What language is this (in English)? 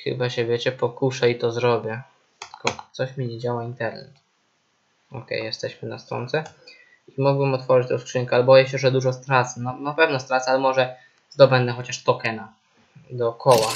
Polish